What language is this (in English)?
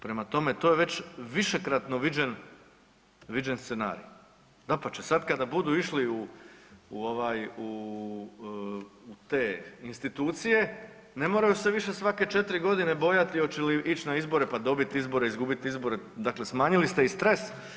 Croatian